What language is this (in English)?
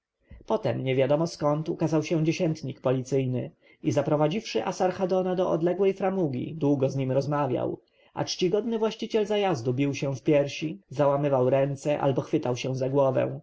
Polish